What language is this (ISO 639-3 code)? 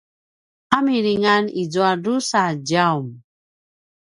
pwn